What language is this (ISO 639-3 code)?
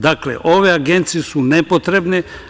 srp